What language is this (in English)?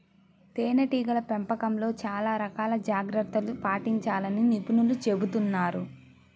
Telugu